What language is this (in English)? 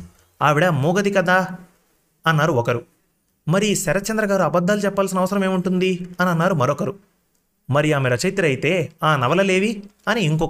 Telugu